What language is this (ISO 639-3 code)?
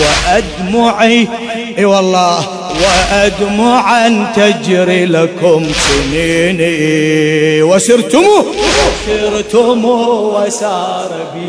ara